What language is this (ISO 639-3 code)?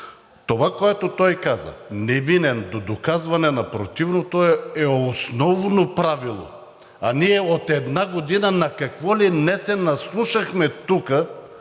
bul